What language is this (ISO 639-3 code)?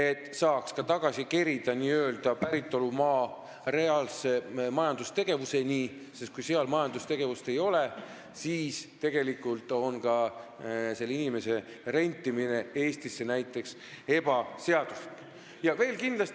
est